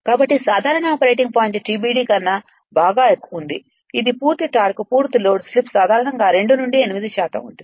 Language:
Telugu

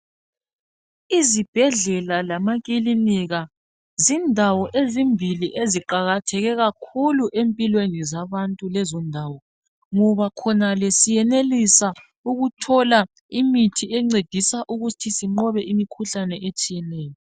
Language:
North Ndebele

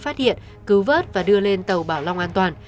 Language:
Vietnamese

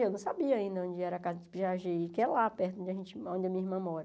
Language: Portuguese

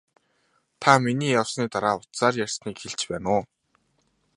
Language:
Mongolian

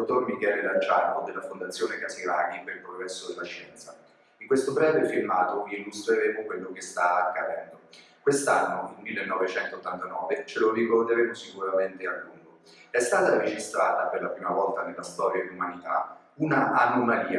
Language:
Italian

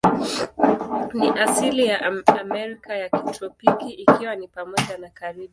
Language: Swahili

